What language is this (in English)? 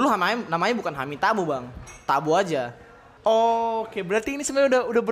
Indonesian